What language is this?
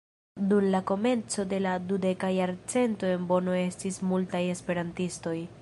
Esperanto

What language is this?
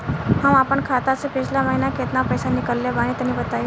Bhojpuri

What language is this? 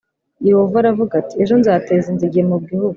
Kinyarwanda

